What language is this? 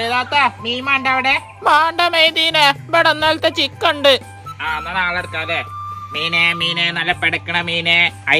Thai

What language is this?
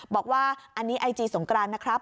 Thai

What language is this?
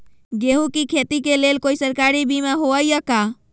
Magahi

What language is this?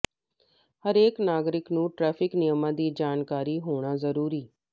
Punjabi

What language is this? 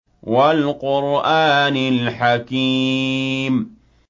Arabic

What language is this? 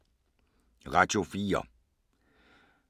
Danish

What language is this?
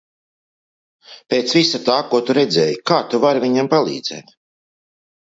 Latvian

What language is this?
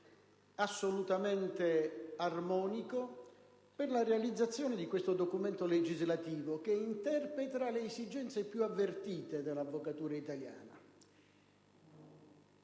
Italian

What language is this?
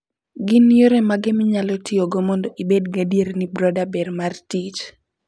Luo (Kenya and Tanzania)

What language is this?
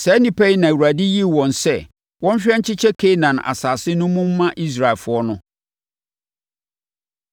Akan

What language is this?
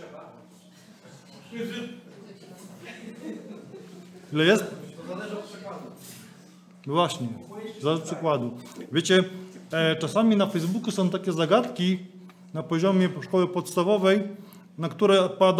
Polish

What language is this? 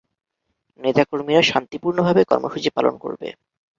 Bangla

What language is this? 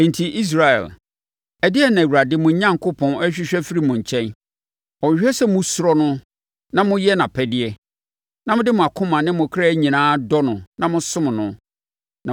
Akan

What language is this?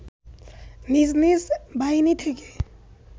Bangla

